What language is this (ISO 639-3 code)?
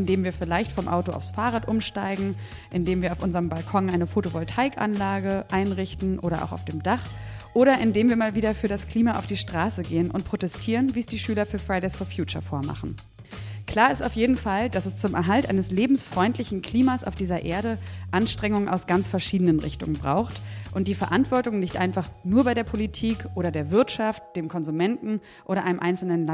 deu